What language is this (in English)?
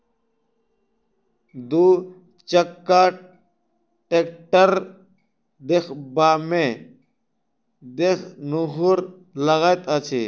Maithili